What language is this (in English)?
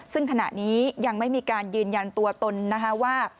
Thai